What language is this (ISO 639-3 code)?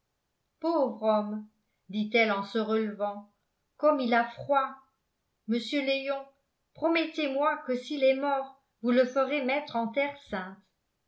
fra